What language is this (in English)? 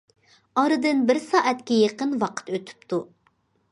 Uyghur